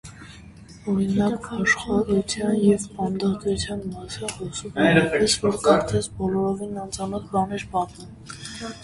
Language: Armenian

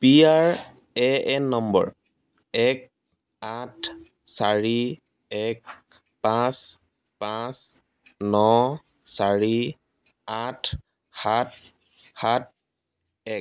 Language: Assamese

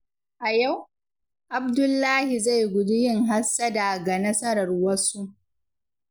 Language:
Hausa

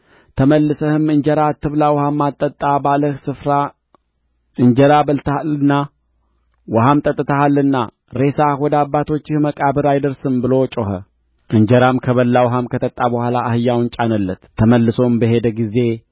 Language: Amharic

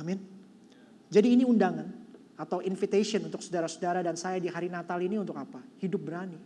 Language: Indonesian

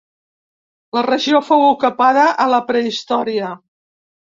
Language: Catalan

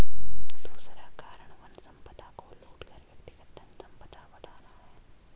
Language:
Hindi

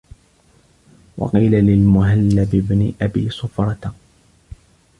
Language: Arabic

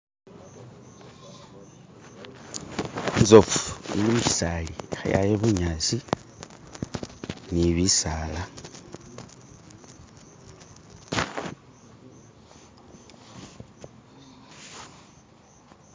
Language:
Masaaba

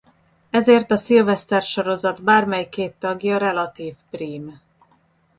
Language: Hungarian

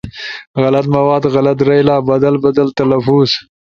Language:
Ushojo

